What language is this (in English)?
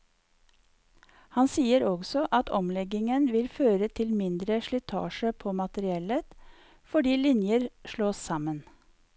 Norwegian